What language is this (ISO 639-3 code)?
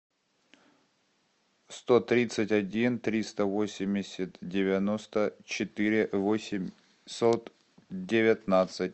rus